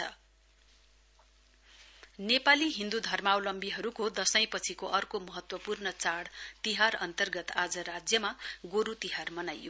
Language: Nepali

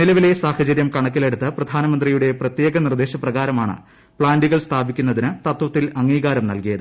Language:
Malayalam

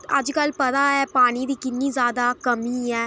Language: Dogri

